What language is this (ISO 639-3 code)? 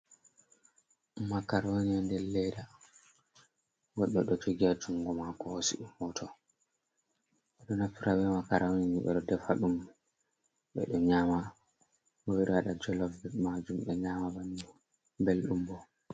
ful